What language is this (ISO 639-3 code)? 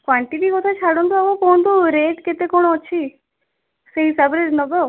ori